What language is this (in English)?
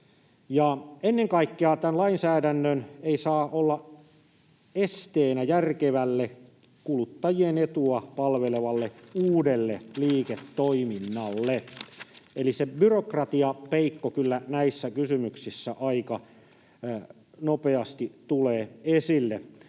Finnish